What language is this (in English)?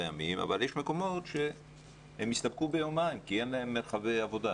Hebrew